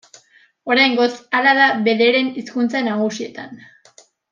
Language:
Basque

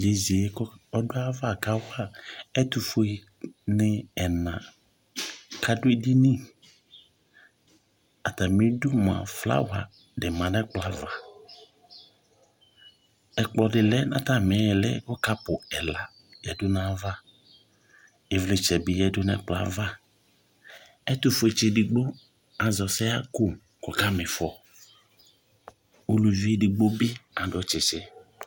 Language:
Ikposo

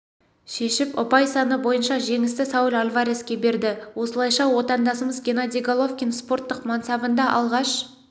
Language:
Kazakh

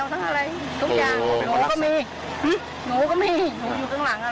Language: Thai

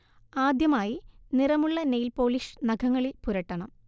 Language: Malayalam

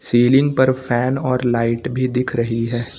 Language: Hindi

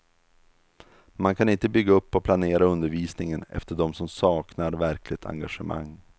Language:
Swedish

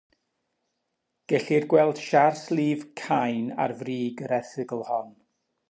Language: Welsh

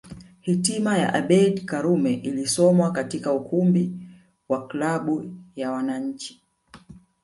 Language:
Swahili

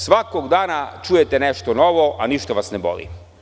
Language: Serbian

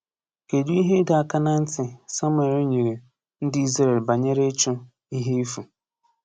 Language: Igbo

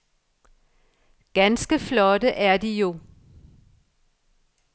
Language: Danish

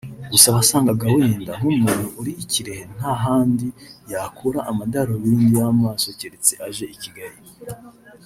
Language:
Kinyarwanda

